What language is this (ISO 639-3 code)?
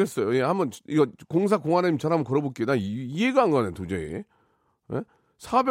kor